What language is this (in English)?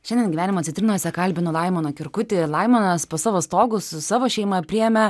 Lithuanian